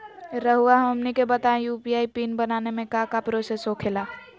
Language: Magahi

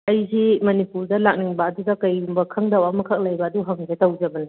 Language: Manipuri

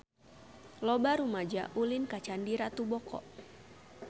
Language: Sundanese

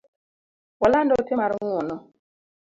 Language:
Luo (Kenya and Tanzania)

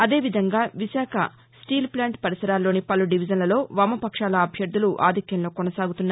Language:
Telugu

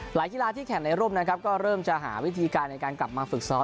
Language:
Thai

